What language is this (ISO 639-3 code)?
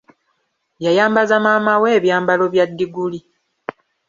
lug